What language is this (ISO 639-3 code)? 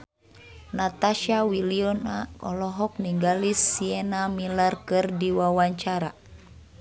sun